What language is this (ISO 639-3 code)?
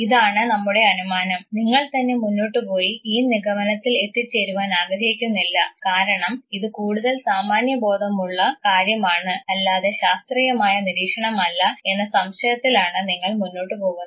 mal